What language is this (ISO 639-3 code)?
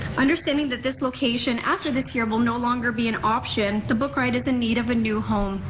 eng